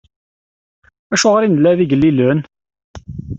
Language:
Kabyle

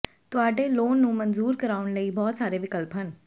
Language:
Punjabi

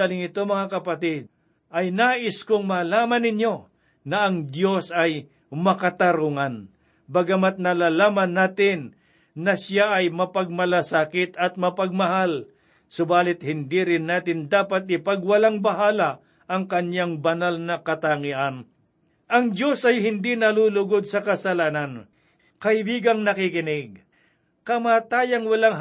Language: Filipino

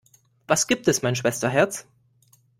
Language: German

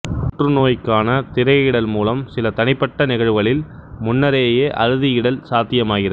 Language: Tamil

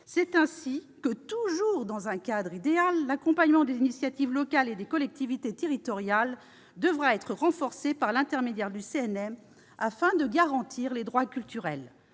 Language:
French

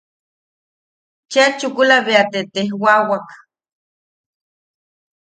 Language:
Yaqui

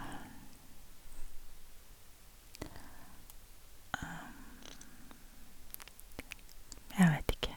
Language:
Norwegian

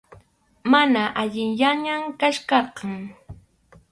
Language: Arequipa-La Unión Quechua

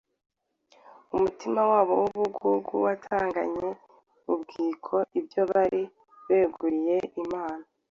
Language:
Kinyarwanda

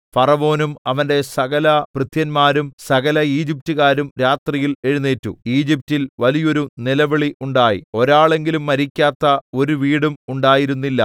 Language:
Malayalam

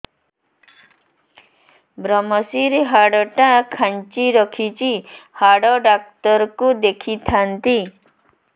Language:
Odia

